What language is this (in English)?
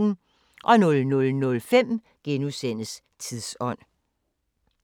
Danish